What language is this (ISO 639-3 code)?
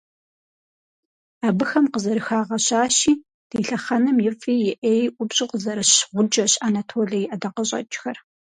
kbd